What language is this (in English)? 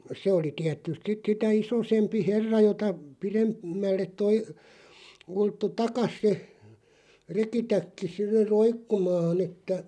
Finnish